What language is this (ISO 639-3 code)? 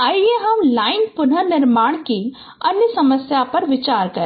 hin